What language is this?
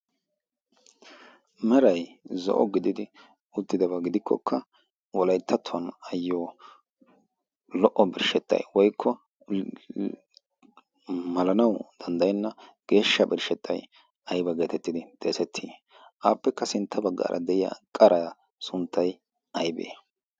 Wolaytta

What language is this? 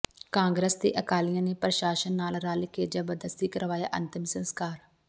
Punjabi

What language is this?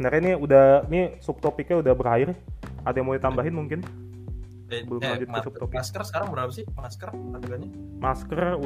Indonesian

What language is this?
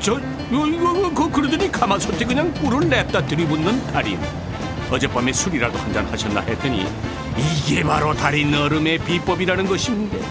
Korean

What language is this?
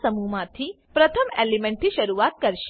Gujarati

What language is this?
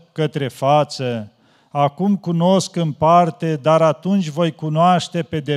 Romanian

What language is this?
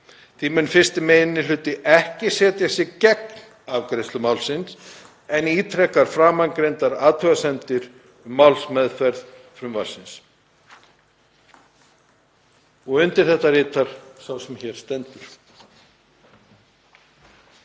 Icelandic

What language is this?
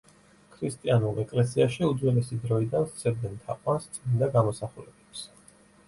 Georgian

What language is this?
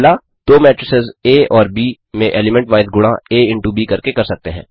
Hindi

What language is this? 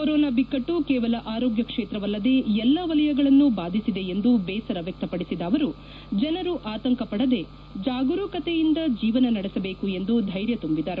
Kannada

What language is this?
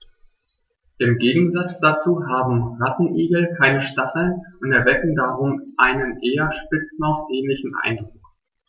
German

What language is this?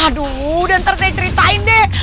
Indonesian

